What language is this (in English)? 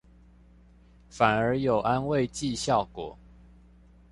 Chinese